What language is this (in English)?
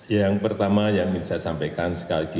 Indonesian